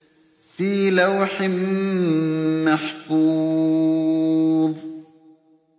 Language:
Arabic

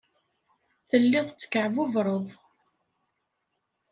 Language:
Kabyle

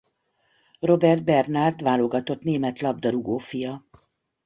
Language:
Hungarian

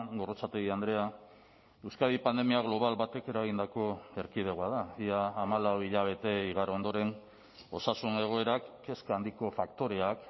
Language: Basque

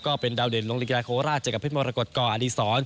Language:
Thai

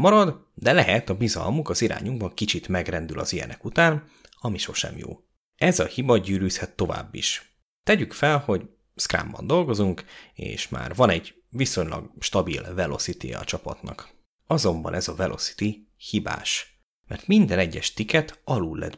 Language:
Hungarian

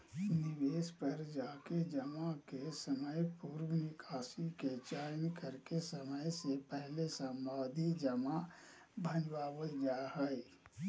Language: Magahi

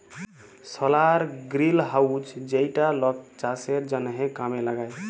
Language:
Bangla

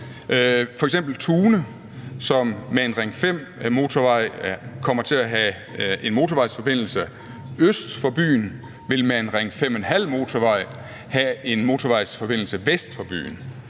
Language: Danish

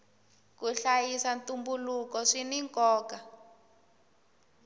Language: Tsonga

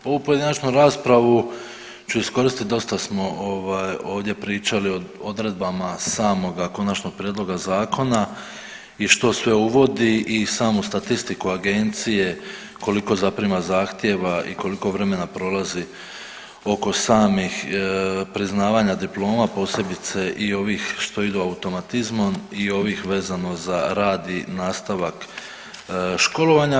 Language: Croatian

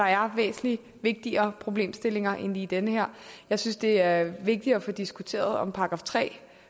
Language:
Danish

